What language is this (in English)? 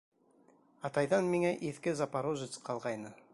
Bashkir